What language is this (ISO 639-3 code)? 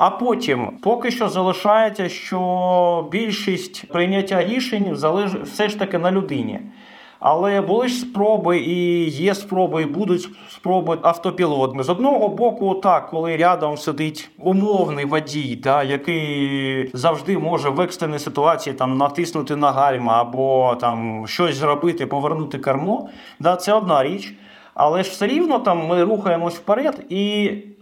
ukr